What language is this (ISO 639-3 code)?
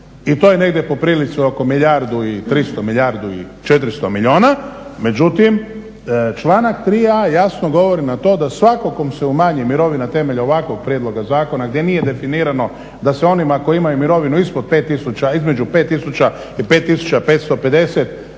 hrv